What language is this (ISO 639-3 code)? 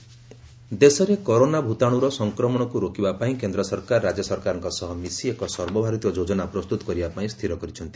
ori